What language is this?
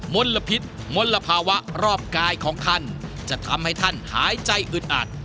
Thai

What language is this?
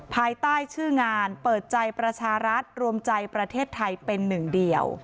Thai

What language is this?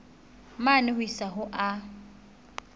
Southern Sotho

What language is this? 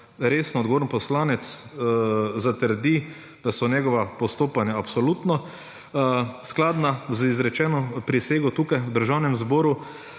Slovenian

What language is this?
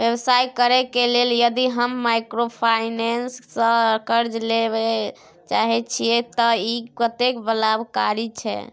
Maithili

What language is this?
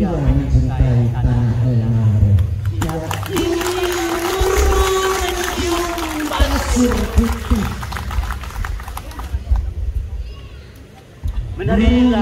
Indonesian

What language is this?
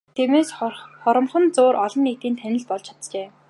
Mongolian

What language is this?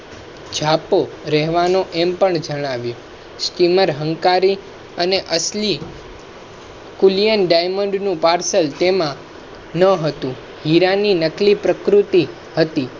Gujarati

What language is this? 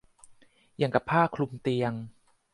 Thai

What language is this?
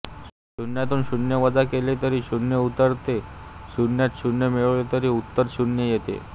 Marathi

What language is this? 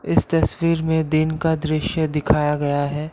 Hindi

